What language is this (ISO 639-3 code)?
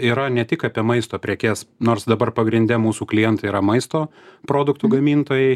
lit